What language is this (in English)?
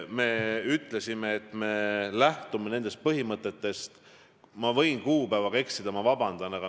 Estonian